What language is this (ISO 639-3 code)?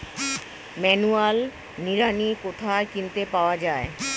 ben